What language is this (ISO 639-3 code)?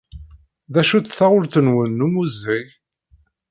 kab